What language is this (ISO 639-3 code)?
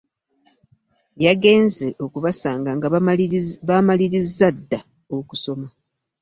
lug